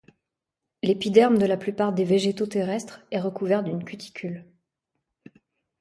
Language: French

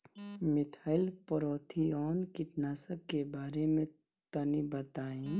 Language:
Bhojpuri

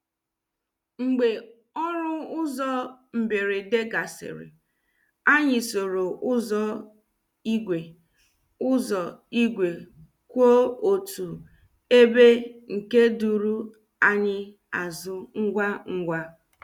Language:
Igbo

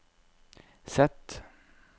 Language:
Norwegian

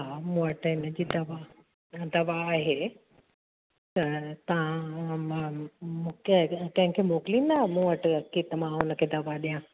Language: Sindhi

